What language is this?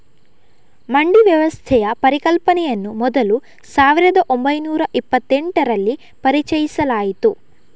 Kannada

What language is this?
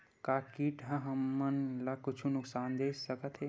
Chhattisgarhi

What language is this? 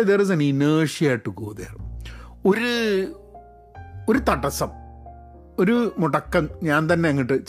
Malayalam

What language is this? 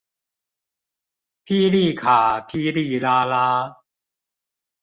Chinese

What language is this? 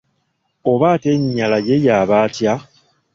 Ganda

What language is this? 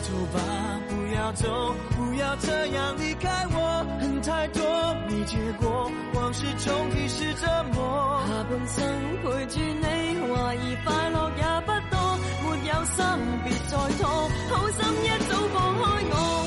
Chinese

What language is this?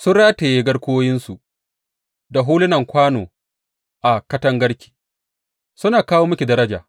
Hausa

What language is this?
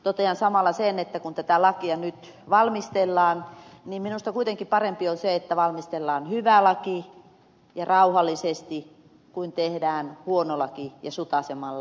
Finnish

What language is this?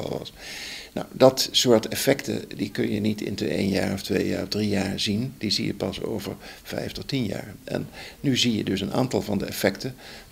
Dutch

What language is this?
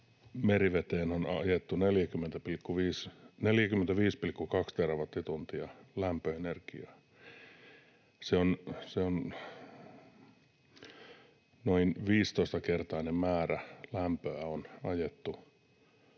Finnish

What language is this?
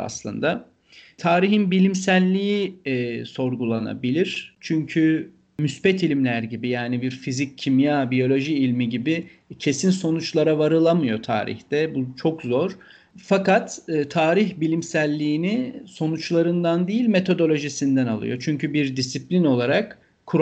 Turkish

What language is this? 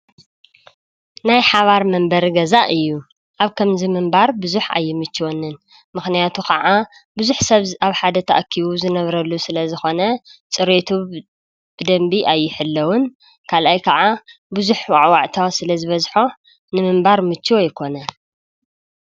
Tigrinya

